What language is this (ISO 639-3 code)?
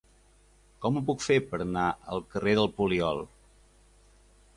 cat